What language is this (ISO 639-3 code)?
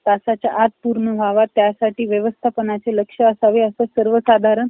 mar